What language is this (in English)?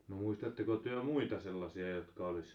Finnish